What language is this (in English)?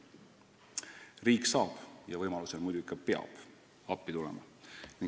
Estonian